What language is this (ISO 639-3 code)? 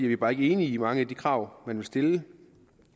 dan